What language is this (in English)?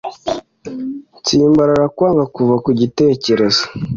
Kinyarwanda